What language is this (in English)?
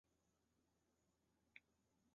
Chinese